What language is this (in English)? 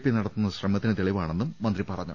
Malayalam